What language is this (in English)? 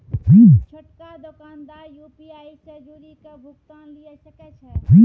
Maithili